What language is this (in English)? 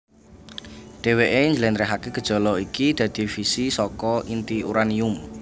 Javanese